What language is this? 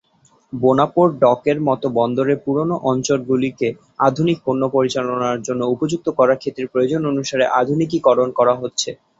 Bangla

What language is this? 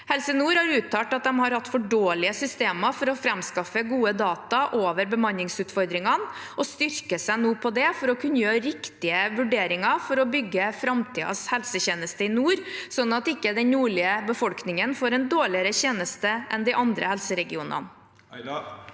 Norwegian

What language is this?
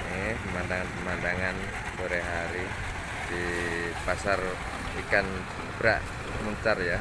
Indonesian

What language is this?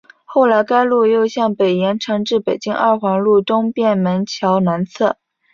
Chinese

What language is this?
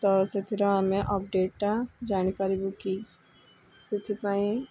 Odia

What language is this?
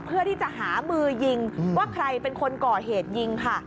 Thai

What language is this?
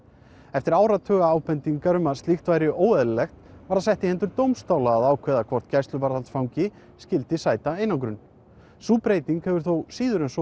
Icelandic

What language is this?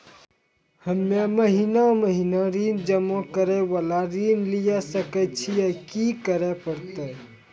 Maithili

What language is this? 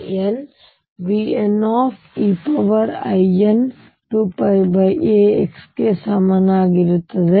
Kannada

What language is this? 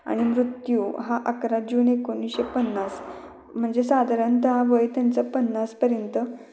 Marathi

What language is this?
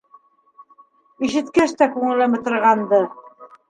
Bashkir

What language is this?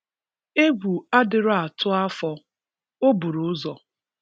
Igbo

